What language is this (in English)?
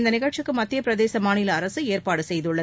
Tamil